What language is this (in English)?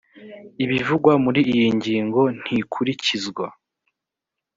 Kinyarwanda